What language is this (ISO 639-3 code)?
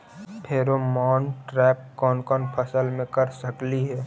mag